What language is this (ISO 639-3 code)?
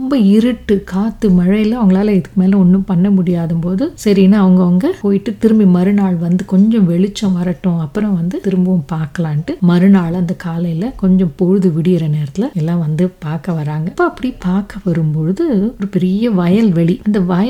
tam